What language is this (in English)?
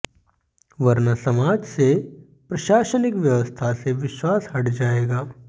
Hindi